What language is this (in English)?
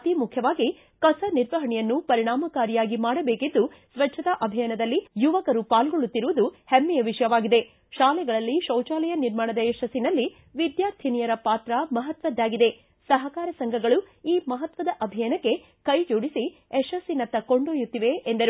Kannada